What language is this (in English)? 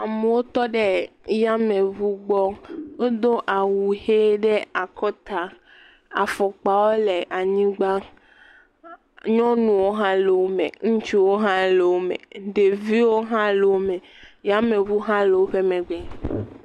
Ewe